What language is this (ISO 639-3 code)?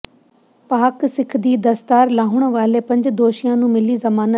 pan